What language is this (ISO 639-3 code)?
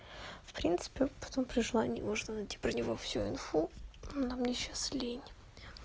rus